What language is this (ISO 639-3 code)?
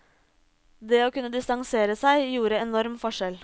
nor